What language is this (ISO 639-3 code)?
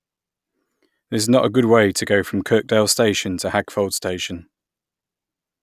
eng